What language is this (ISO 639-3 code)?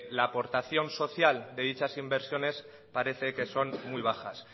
spa